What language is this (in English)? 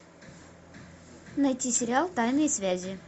Russian